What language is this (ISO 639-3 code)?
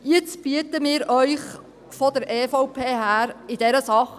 gsw